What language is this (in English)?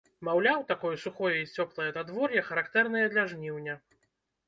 Belarusian